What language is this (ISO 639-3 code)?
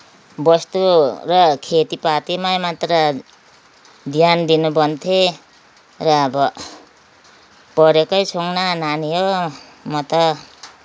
nep